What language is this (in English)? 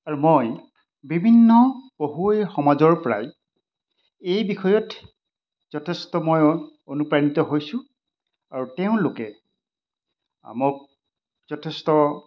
Assamese